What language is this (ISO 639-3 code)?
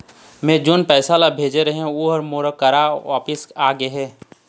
hne